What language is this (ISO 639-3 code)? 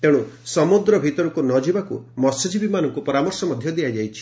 ori